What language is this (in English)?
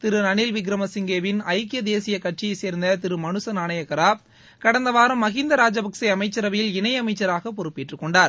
Tamil